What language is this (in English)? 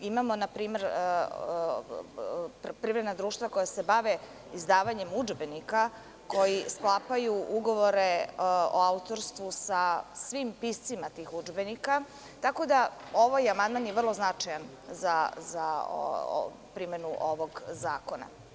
Serbian